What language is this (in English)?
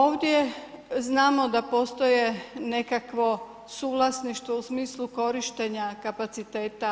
Croatian